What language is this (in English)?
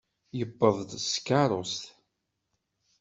Kabyle